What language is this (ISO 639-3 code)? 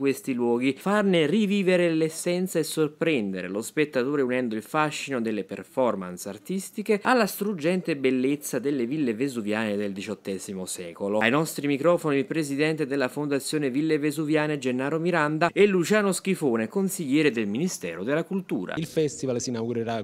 ita